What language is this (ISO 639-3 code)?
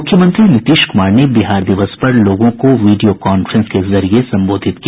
hin